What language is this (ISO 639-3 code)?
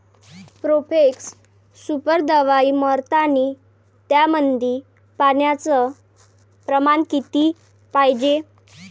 mar